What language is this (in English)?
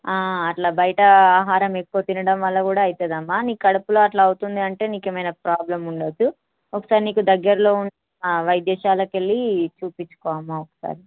Telugu